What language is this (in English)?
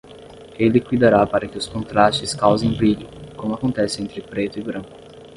Portuguese